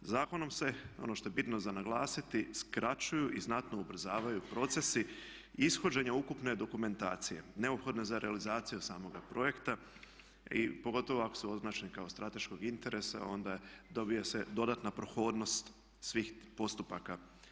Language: Croatian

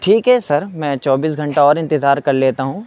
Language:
Urdu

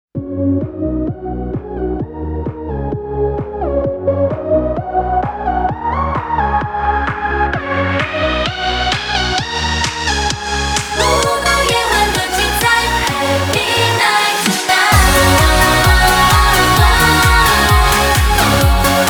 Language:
Chinese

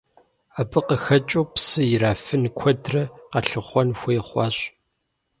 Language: Kabardian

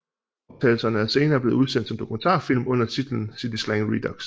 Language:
Danish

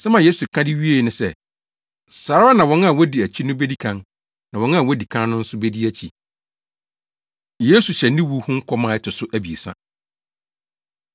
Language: Akan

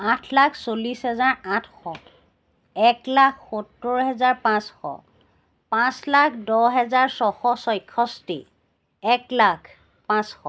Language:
Assamese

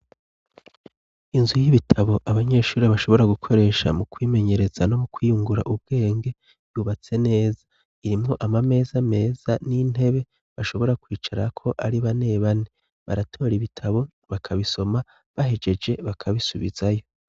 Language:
Rundi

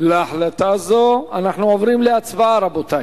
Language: Hebrew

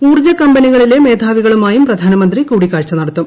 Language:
Malayalam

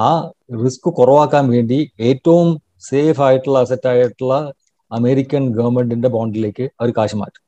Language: Malayalam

